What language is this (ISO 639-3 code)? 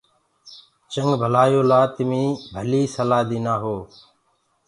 ggg